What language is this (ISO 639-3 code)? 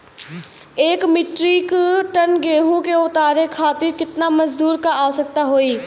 bho